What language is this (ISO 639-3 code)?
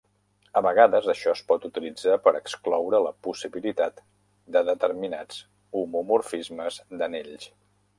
cat